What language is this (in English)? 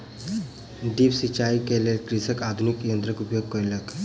Maithili